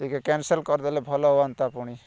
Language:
Odia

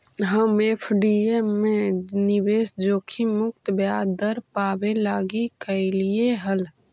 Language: Magahi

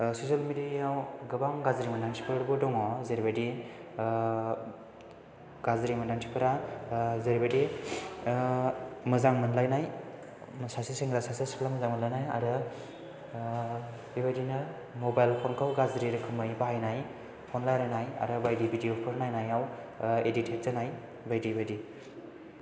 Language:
Bodo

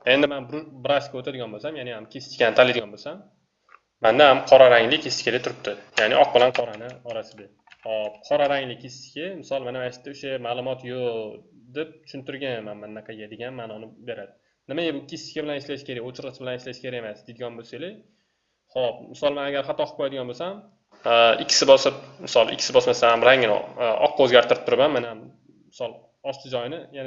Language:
Turkish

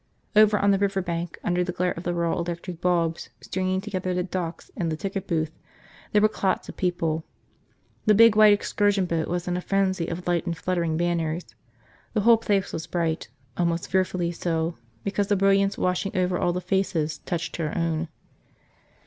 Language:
English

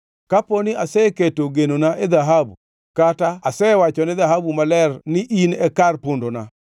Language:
Luo (Kenya and Tanzania)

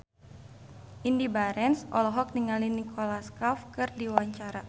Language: Sundanese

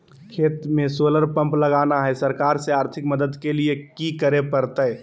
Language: Magahi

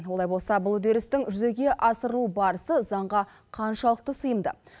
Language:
Kazakh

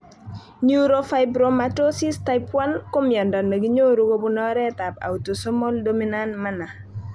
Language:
Kalenjin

